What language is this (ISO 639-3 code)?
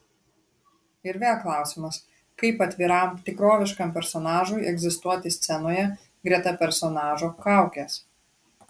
lit